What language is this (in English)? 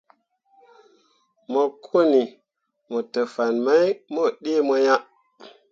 Mundang